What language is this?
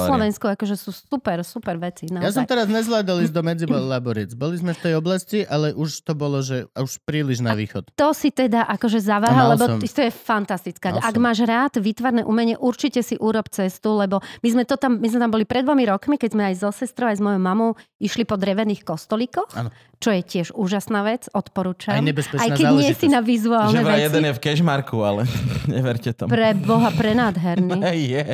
Slovak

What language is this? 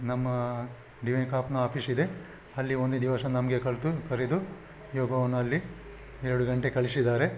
Kannada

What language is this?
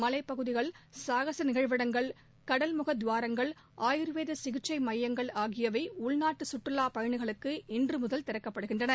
Tamil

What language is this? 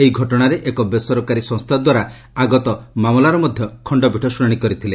Odia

